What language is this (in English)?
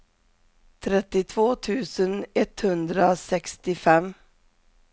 Swedish